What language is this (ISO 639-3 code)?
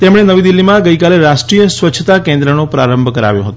guj